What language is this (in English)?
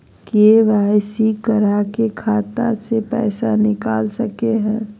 Magahi